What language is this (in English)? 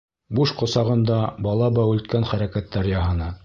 Bashkir